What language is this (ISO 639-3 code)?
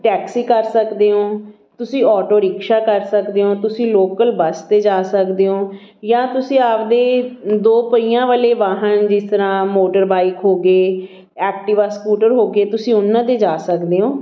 pan